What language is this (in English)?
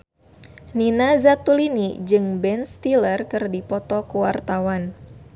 Sundanese